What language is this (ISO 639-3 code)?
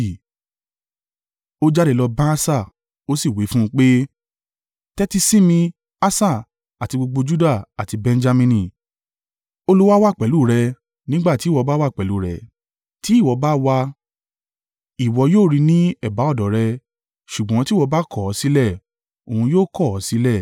yor